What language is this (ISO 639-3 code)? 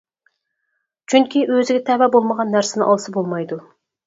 uig